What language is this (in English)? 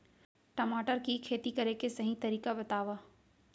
Chhattisgarhi